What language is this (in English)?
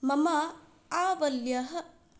Sanskrit